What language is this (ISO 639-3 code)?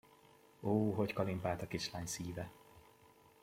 hun